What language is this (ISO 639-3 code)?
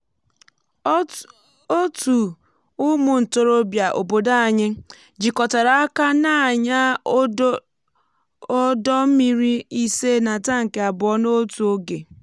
ibo